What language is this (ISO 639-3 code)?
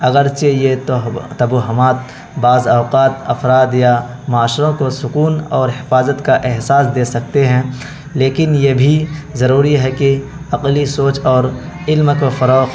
urd